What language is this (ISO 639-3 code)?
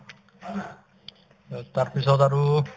asm